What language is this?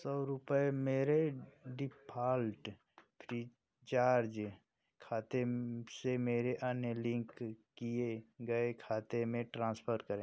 Hindi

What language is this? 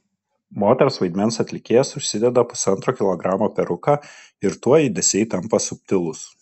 Lithuanian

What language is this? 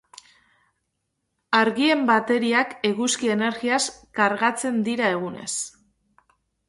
Basque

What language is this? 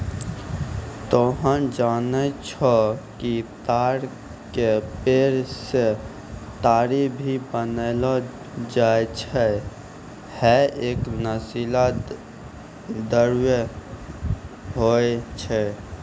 Maithili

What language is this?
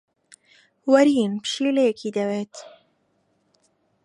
Central Kurdish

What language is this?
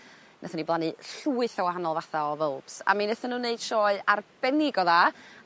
Welsh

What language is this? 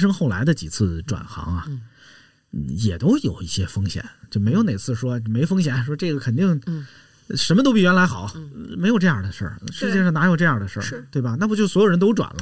Chinese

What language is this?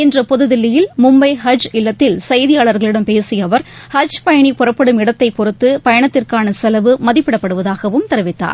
Tamil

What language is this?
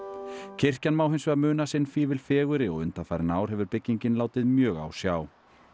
Icelandic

